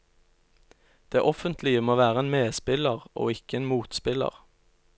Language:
Norwegian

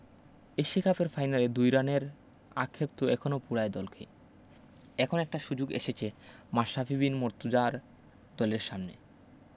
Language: Bangla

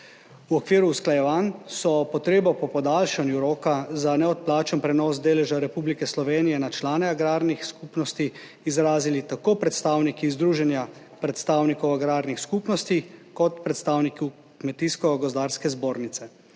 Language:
Slovenian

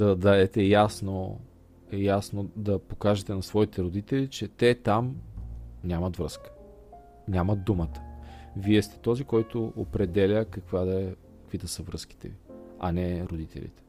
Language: Bulgarian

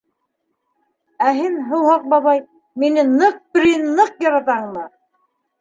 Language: Bashkir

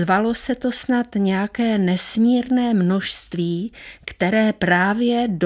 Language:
Czech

